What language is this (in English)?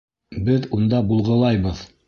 Bashkir